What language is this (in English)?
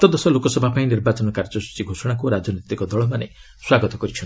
Odia